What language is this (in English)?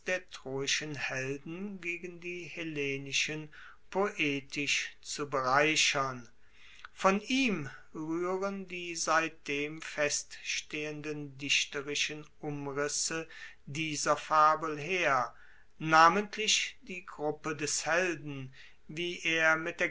German